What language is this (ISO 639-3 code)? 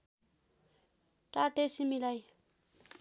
nep